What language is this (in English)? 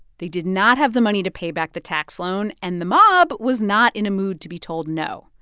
English